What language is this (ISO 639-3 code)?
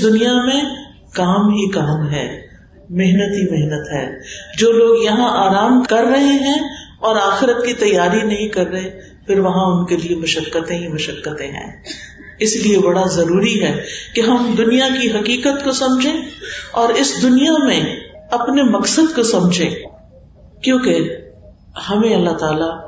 urd